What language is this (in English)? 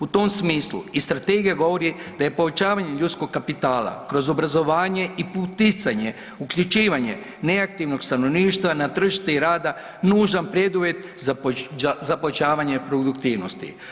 Croatian